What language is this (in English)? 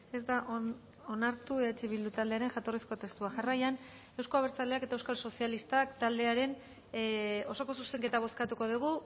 Basque